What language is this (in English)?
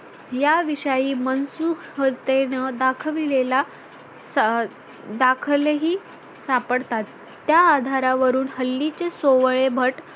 Marathi